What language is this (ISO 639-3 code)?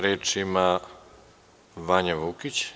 srp